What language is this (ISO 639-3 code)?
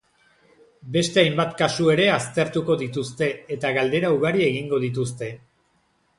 eus